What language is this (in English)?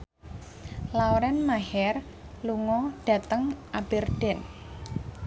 Javanese